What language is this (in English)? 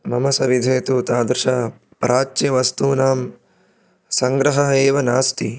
Sanskrit